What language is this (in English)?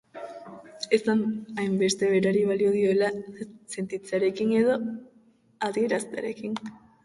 Basque